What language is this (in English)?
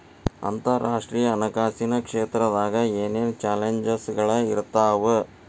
Kannada